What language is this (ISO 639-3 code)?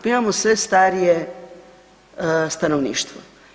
hrv